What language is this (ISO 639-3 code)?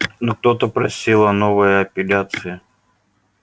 rus